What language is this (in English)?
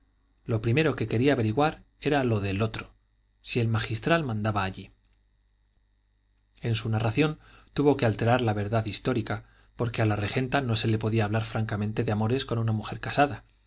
Spanish